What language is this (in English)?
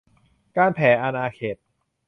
Thai